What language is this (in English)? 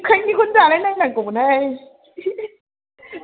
Bodo